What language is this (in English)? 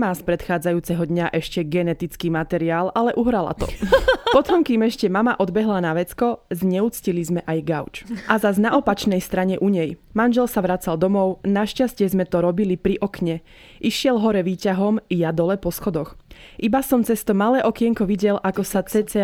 Slovak